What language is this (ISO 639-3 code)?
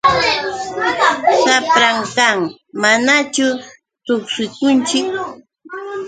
qux